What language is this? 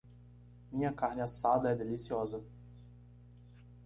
Portuguese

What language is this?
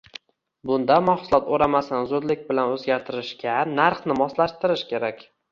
Uzbek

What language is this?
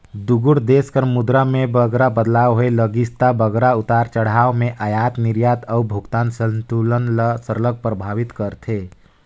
Chhattisgarhi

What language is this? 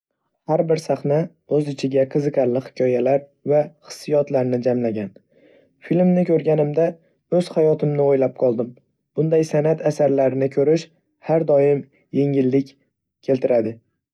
Uzbek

